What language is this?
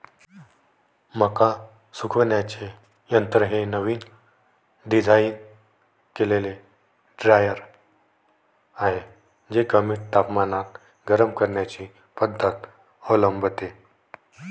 Marathi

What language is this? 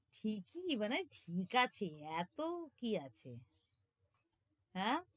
Bangla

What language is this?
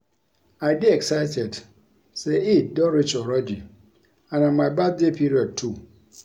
Nigerian Pidgin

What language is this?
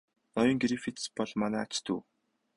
Mongolian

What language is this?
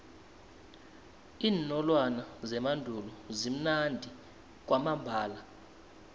South Ndebele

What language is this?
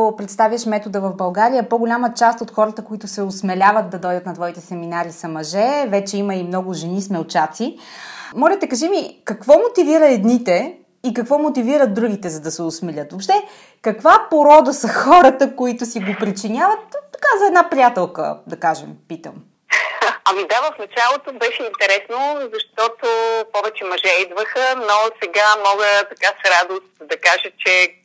Bulgarian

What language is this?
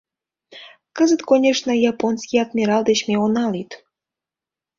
Mari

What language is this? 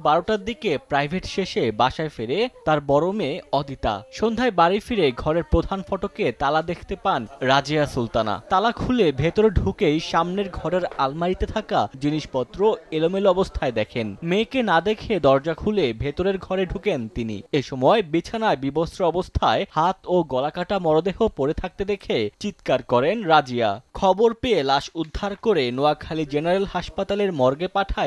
Romanian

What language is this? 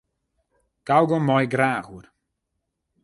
Western Frisian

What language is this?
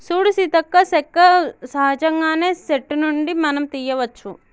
Telugu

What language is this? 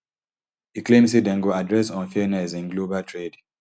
Nigerian Pidgin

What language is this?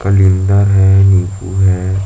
Chhattisgarhi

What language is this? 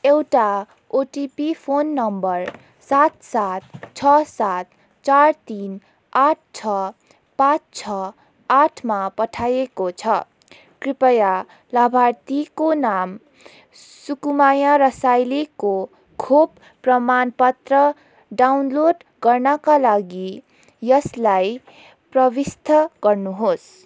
Nepali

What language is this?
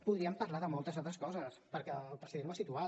Catalan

